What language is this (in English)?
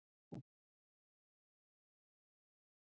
Icelandic